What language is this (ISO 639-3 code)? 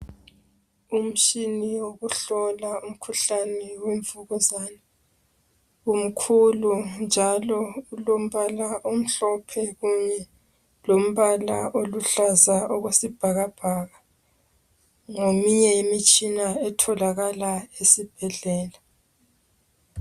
nde